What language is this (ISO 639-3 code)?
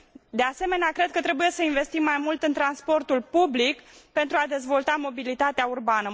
ron